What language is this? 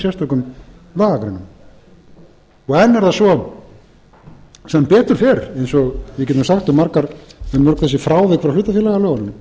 Icelandic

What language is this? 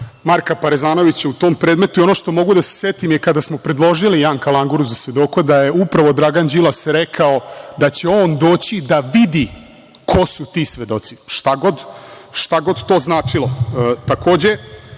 Serbian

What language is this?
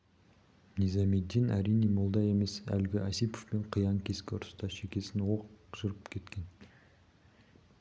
Kazakh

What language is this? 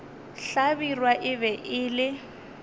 Northern Sotho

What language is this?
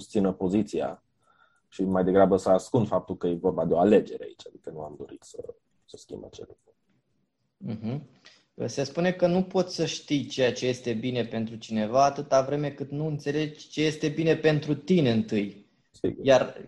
Romanian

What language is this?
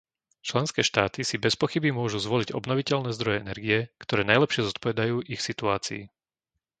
Slovak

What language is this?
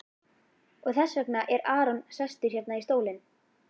Icelandic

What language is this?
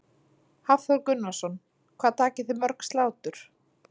Icelandic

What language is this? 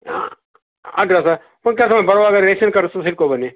Kannada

